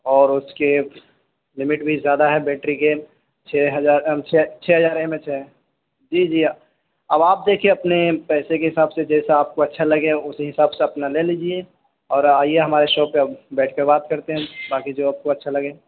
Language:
Urdu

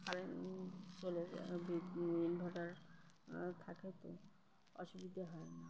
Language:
Bangla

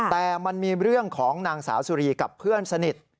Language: Thai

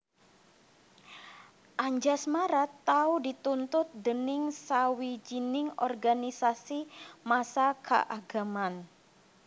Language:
Javanese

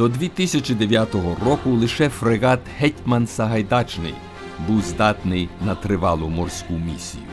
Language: Ukrainian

